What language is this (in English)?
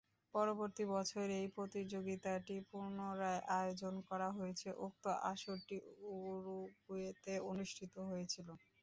Bangla